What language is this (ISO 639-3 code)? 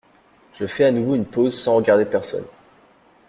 fra